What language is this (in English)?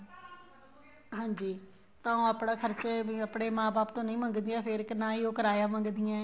Punjabi